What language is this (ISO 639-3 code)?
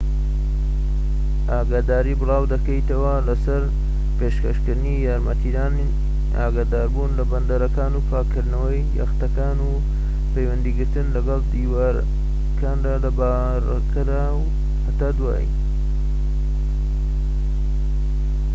ckb